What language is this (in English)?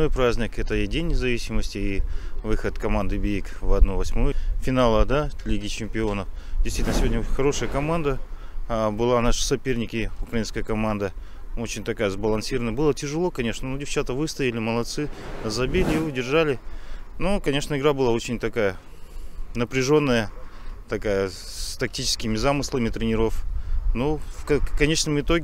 Russian